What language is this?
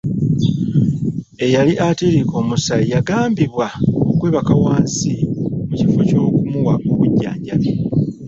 Ganda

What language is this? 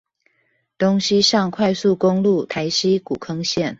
Chinese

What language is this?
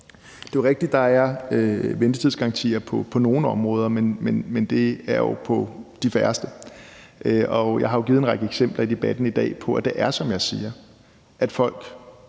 Danish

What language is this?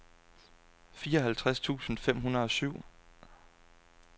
Danish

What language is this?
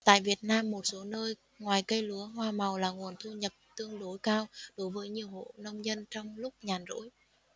Vietnamese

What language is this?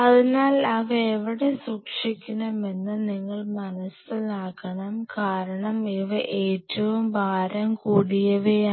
Malayalam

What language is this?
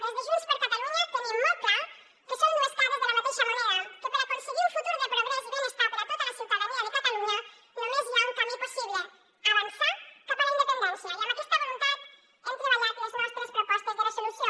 Catalan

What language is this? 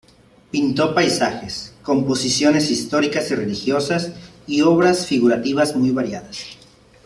Spanish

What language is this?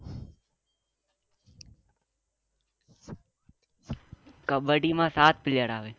Gujarati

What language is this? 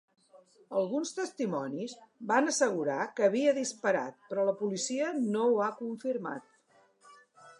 Catalan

